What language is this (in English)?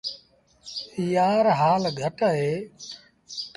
Sindhi Bhil